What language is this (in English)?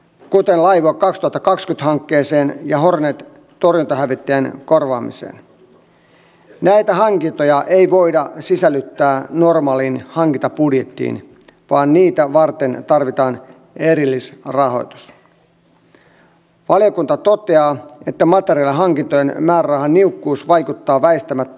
Finnish